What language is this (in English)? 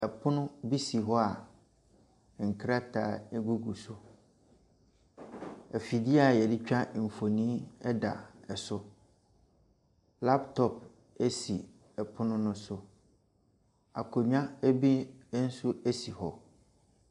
Akan